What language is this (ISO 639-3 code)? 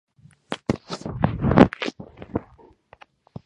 kat